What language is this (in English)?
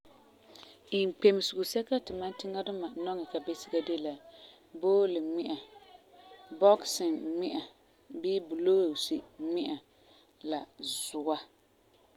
Frafra